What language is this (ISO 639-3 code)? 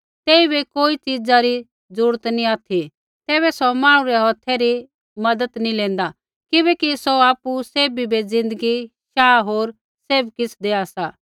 kfx